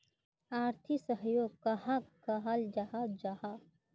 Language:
Magahi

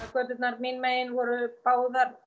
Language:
Icelandic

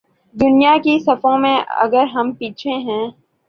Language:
Urdu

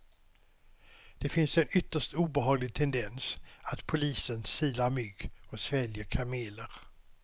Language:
Swedish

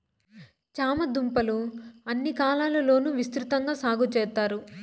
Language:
Telugu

